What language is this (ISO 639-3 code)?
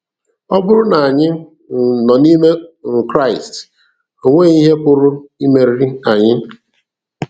ibo